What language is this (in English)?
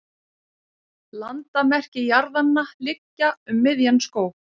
Icelandic